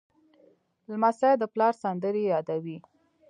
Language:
Pashto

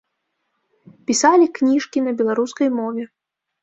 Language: Belarusian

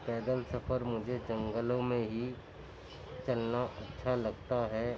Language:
Urdu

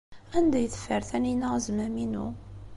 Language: Kabyle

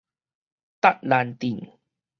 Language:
Min Nan Chinese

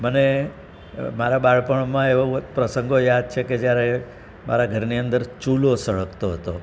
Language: Gujarati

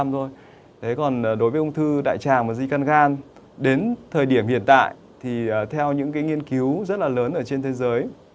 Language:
Vietnamese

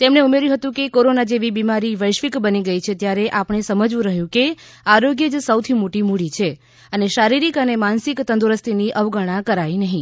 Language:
Gujarati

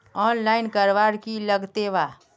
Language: Magahi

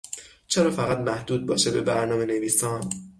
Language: Persian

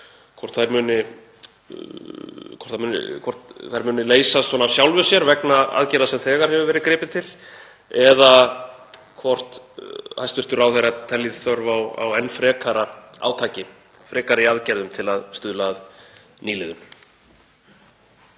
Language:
Icelandic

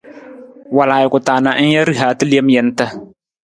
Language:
Nawdm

